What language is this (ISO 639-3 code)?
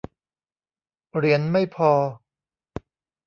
tha